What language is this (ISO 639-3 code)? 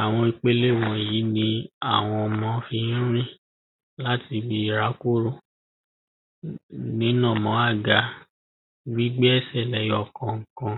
yor